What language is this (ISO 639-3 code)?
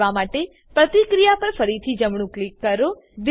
guj